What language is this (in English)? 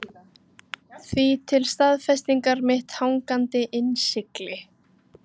Icelandic